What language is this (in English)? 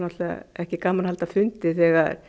Icelandic